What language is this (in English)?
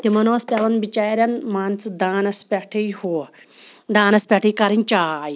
Kashmiri